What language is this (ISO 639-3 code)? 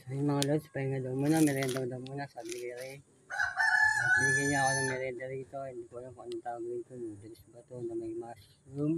fil